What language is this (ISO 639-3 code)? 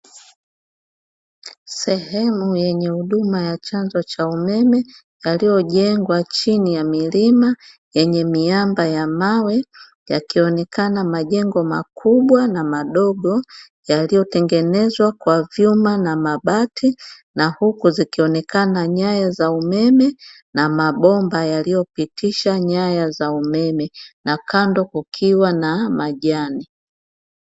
swa